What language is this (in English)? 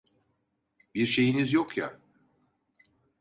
Turkish